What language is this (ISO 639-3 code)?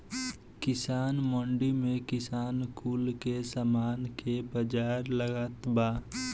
bho